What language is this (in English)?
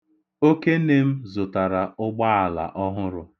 Igbo